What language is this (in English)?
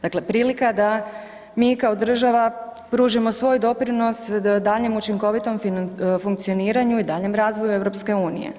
Croatian